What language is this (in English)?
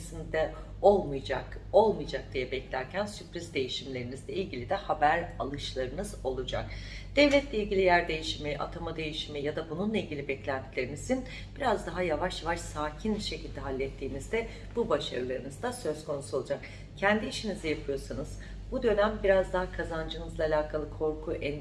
Turkish